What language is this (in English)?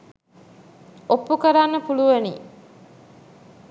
Sinhala